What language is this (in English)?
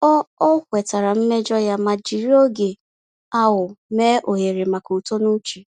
Igbo